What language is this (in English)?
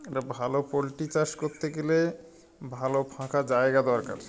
Bangla